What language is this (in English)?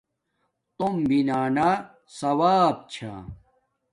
Domaaki